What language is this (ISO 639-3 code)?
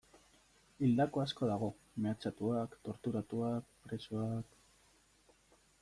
eus